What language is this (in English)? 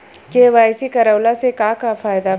Bhojpuri